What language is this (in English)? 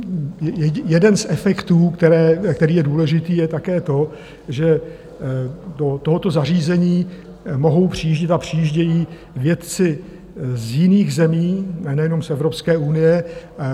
Czech